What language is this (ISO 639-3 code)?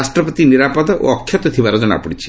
ori